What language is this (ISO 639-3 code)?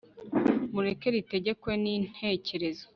kin